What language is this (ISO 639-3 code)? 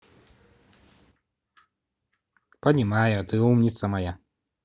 rus